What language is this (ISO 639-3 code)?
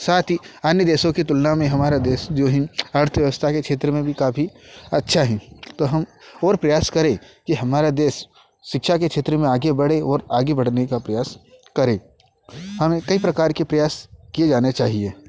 hin